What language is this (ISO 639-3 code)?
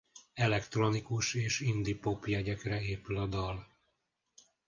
hun